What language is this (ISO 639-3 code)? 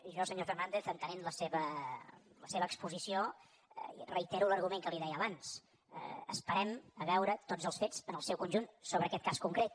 cat